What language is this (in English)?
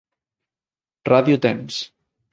Galician